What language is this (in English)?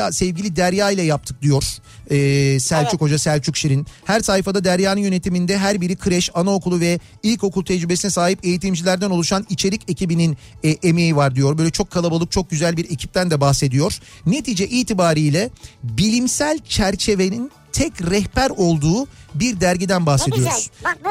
Turkish